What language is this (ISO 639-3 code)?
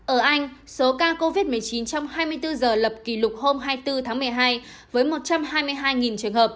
vie